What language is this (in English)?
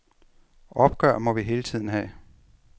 Danish